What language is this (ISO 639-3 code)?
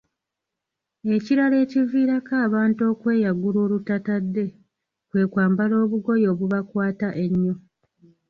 lug